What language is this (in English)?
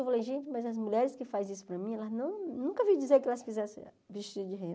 Portuguese